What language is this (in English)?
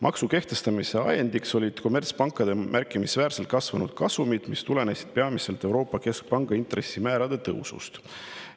Estonian